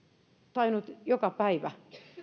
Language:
Finnish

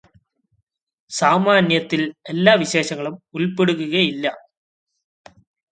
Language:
Malayalam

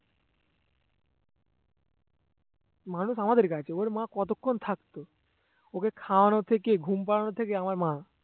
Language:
Bangla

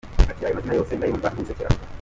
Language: Kinyarwanda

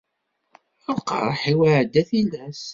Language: Kabyle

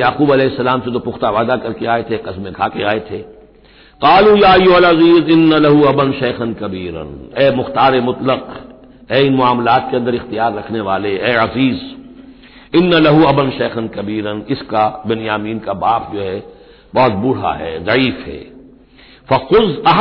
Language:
Hindi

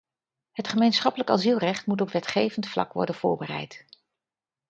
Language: Dutch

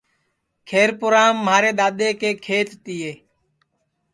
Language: Sansi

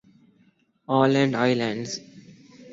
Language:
Urdu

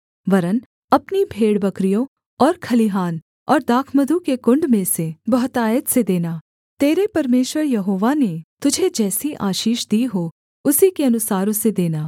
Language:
Hindi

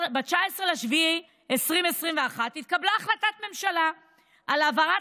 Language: Hebrew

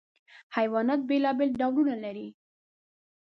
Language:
Pashto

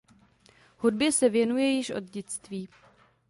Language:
Czech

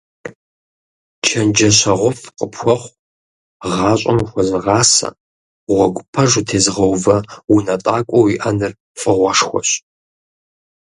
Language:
Kabardian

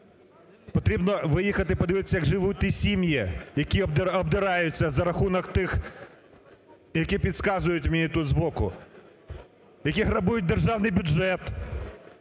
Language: Ukrainian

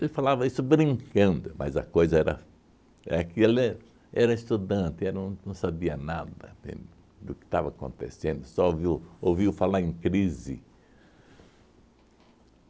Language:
Portuguese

